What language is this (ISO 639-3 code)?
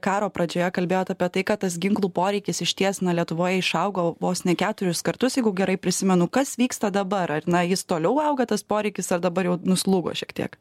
lit